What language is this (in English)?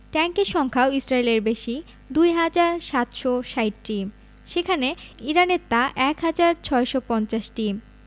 Bangla